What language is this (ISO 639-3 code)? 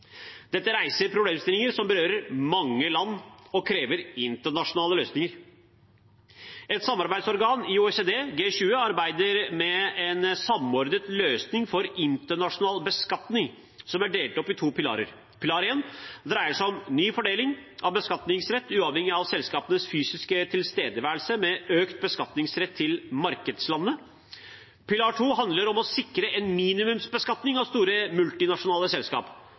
nob